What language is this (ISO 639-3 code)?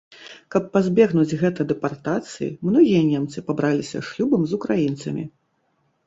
bel